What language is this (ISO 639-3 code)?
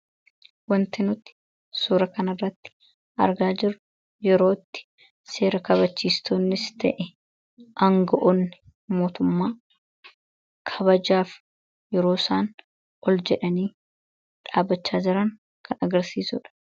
orm